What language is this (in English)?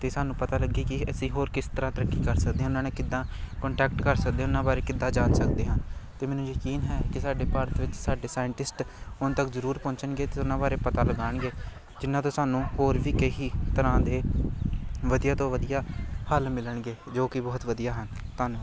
Punjabi